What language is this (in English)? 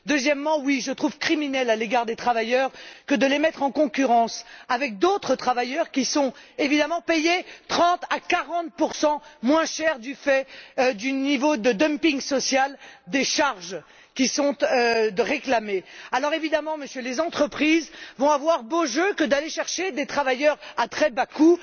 French